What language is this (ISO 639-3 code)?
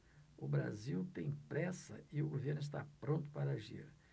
por